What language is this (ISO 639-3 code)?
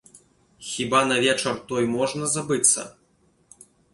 bel